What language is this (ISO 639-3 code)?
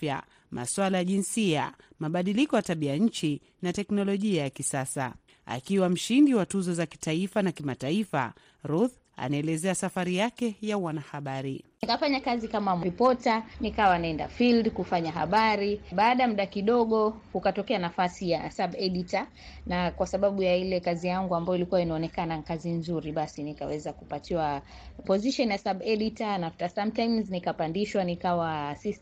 swa